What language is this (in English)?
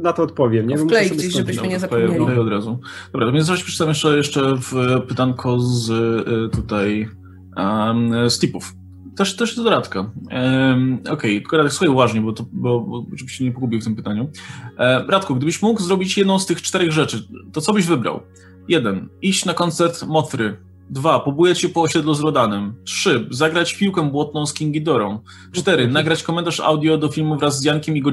Polish